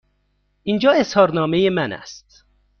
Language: Persian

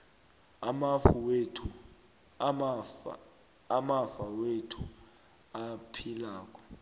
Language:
South Ndebele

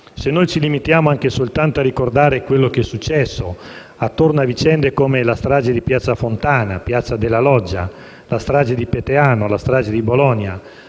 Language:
Italian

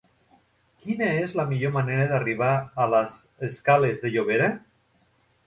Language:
Catalan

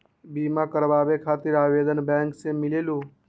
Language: Magahi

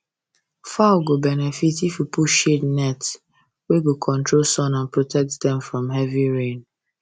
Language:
Nigerian Pidgin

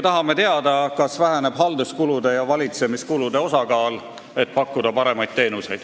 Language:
Estonian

